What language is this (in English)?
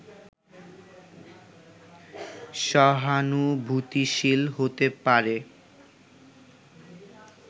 Bangla